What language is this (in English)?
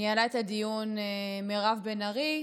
Hebrew